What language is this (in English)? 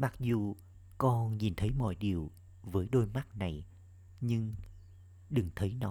Vietnamese